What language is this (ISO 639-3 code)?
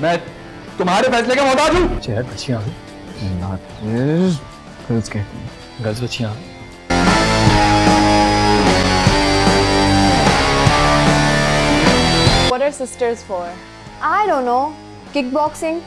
urd